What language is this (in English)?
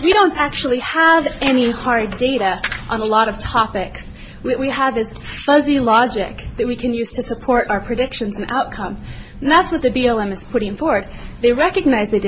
English